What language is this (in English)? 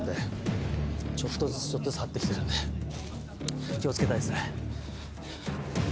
Japanese